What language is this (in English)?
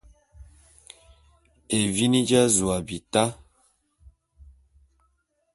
Bulu